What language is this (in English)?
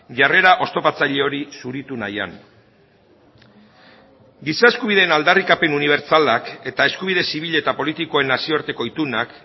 Basque